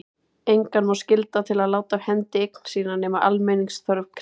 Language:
Icelandic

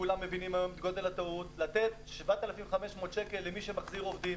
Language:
Hebrew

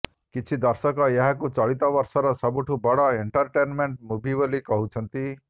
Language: Odia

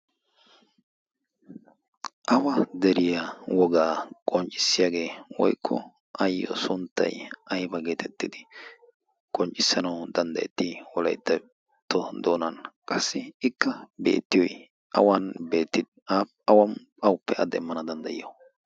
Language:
Wolaytta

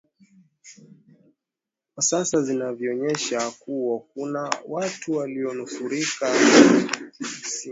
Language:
Swahili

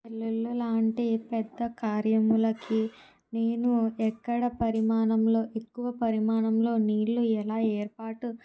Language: Telugu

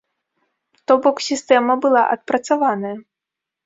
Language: Belarusian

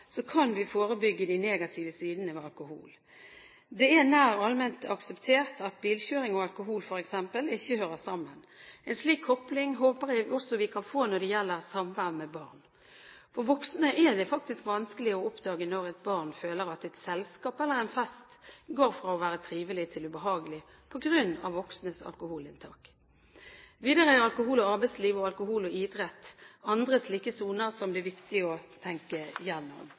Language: Norwegian Bokmål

